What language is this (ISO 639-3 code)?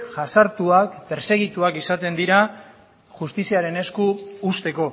eus